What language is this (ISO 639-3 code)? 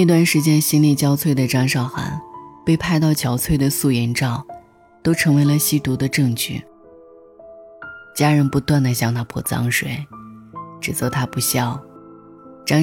zho